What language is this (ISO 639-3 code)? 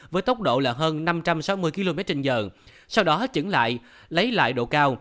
vie